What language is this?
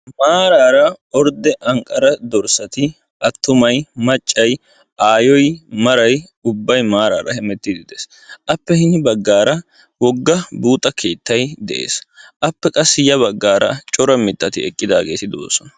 Wolaytta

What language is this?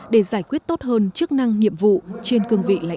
Vietnamese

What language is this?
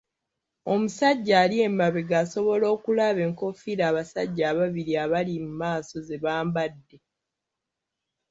Ganda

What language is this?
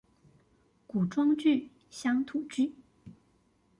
Chinese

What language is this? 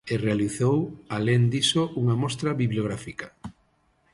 Galician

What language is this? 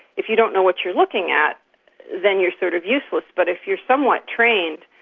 English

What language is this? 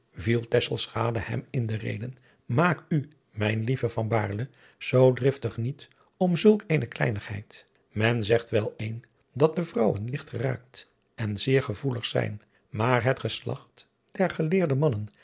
Dutch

